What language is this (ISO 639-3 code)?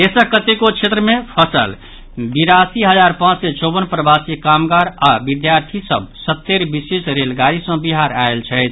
mai